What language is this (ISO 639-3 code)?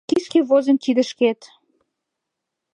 chm